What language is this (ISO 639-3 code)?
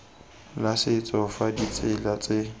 tsn